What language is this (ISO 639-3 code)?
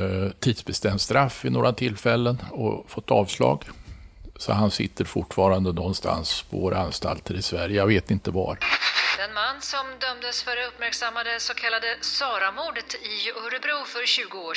swe